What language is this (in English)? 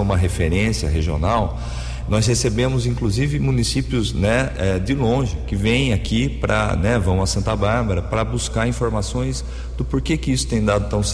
Portuguese